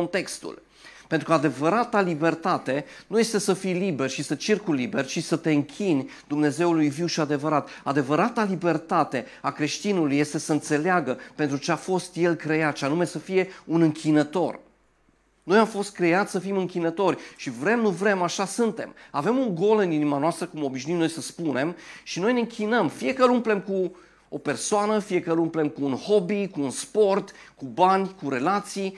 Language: Romanian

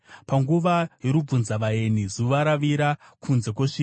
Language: Shona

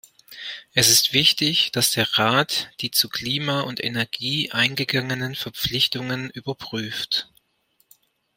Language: German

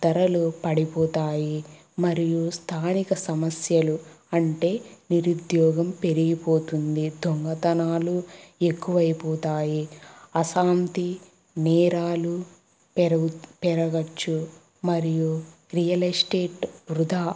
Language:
Telugu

